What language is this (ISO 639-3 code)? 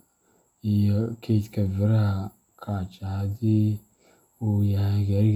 som